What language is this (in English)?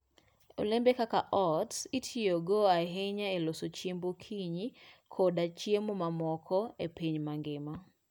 Luo (Kenya and Tanzania)